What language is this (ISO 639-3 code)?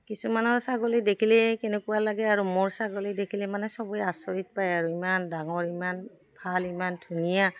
asm